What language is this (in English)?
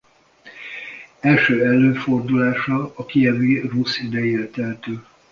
Hungarian